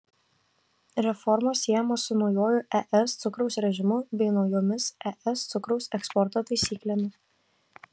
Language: Lithuanian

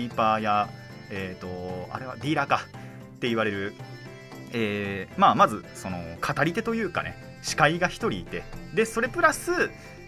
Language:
Japanese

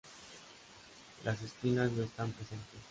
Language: Spanish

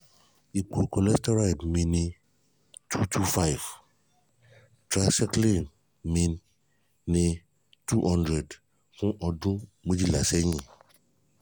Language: Yoruba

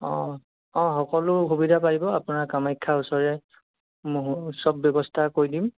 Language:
Assamese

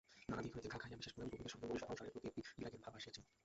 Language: Bangla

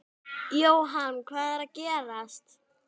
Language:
Icelandic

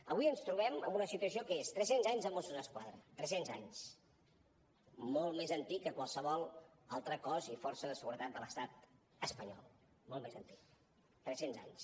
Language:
Catalan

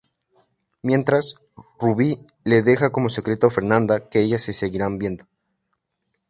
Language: Spanish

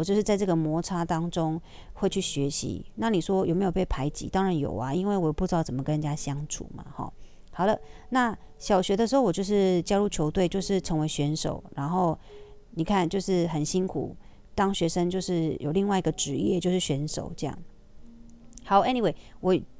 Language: Chinese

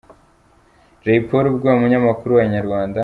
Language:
Kinyarwanda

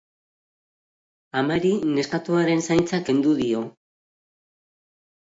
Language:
Basque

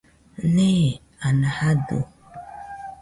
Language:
Nüpode Huitoto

